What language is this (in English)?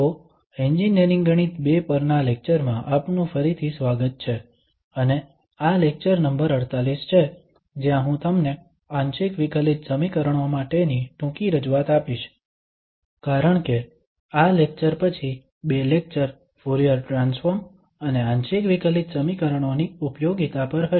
Gujarati